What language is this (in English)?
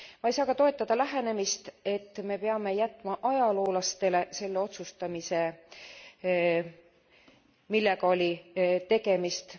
Estonian